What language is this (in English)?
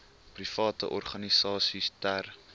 Afrikaans